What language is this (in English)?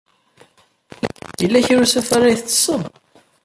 Kabyle